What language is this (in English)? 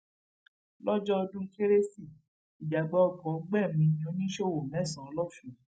Yoruba